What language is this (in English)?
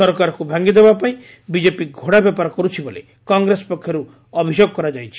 Odia